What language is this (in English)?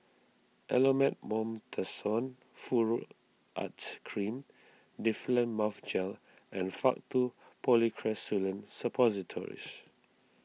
English